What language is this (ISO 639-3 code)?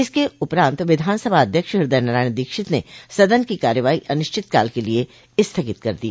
hin